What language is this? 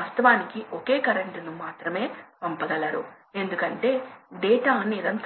Telugu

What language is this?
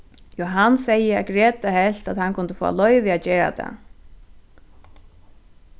Faroese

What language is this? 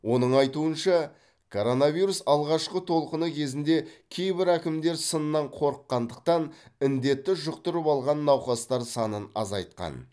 Kazakh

